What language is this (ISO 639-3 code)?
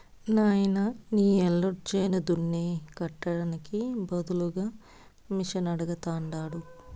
tel